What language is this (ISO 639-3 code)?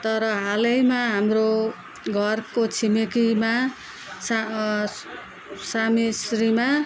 nep